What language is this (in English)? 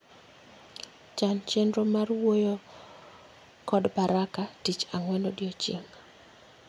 Luo (Kenya and Tanzania)